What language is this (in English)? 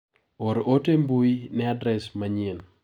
Luo (Kenya and Tanzania)